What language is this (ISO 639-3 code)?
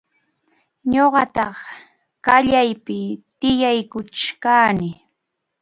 qxu